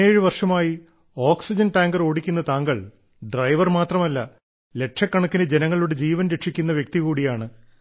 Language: Malayalam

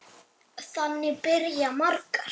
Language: Icelandic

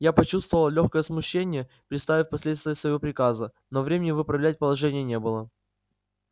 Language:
Russian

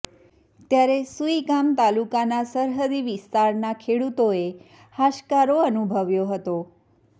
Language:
Gujarati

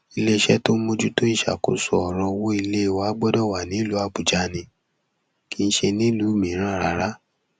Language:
Yoruba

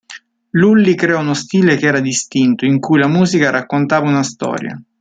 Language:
Italian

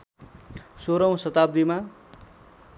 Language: Nepali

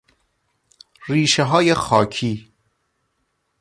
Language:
Persian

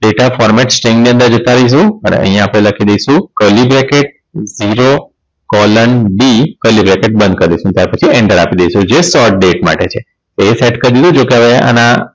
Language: Gujarati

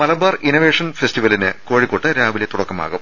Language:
Malayalam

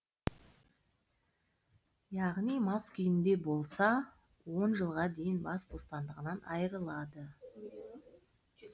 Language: Kazakh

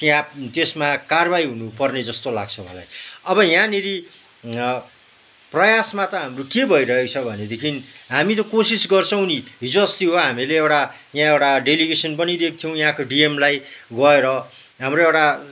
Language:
Nepali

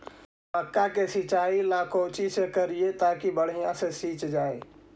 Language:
Magahi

